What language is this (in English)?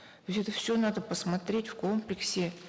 Kazakh